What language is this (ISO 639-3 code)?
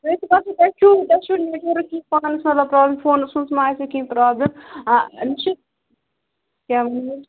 kas